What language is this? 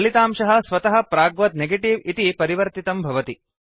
Sanskrit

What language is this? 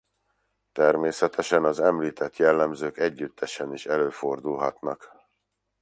Hungarian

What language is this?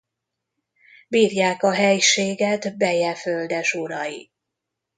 Hungarian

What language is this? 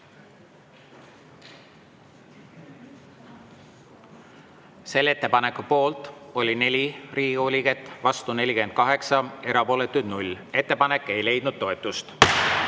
Estonian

